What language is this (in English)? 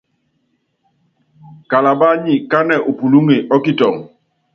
Yangben